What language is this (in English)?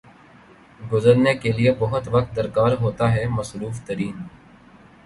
Urdu